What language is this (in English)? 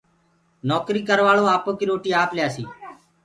Gurgula